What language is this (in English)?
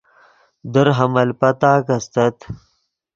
Yidgha